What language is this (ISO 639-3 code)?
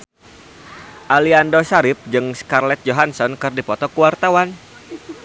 sun